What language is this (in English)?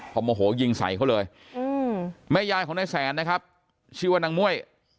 Thai